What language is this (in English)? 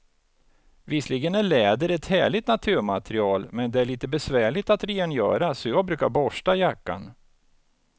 Swedish